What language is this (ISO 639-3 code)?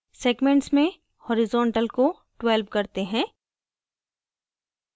hin